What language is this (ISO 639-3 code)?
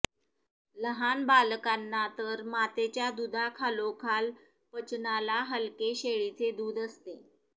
mar